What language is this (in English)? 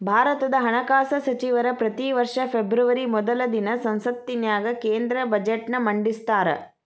Kannada